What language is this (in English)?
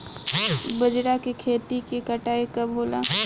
Bhojpuri